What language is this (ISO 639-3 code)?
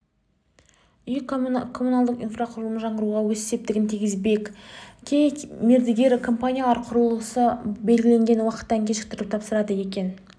kaz